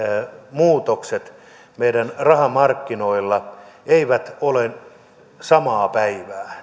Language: Finnish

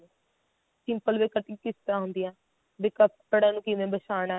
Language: Punjabi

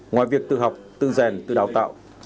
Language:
Vietnamese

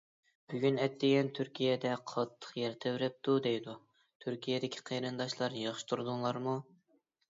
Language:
Uyghur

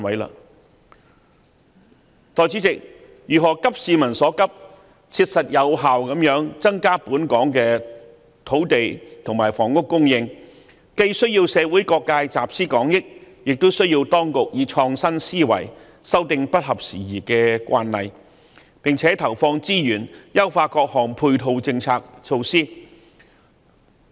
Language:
Cantonese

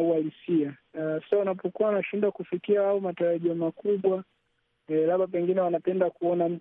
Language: Swahili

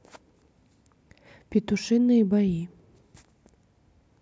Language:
Russian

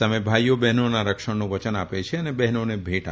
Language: Gujarati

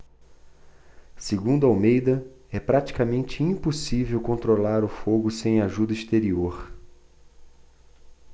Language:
Portuguese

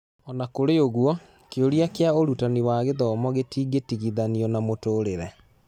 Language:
Kikuyu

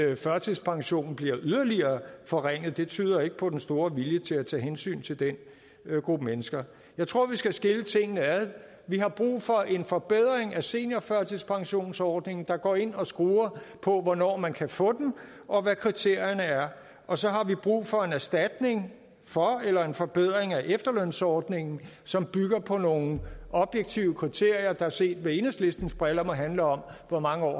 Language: Danish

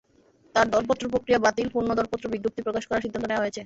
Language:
Bangla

